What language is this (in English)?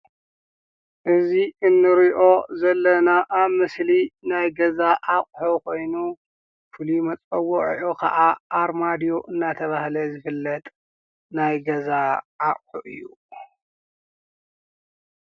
Tigrinya